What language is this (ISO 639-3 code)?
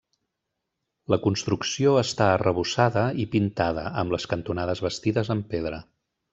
cat